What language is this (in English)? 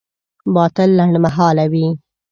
Pashto